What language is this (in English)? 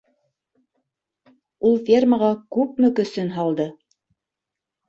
Bashkir